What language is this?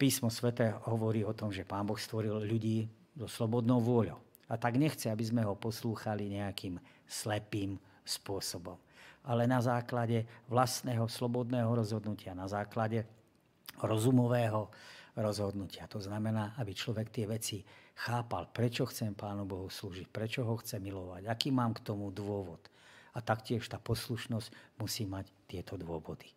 Slovak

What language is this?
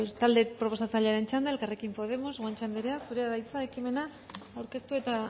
Basque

